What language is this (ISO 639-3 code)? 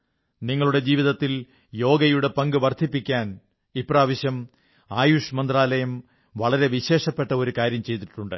mal